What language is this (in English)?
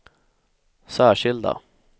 Swedish